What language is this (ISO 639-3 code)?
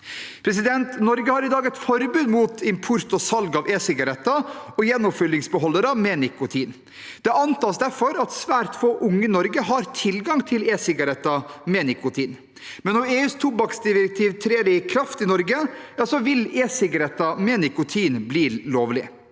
nor